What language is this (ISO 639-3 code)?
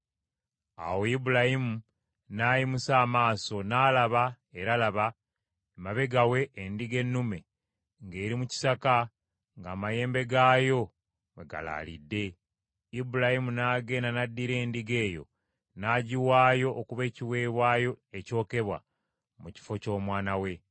lug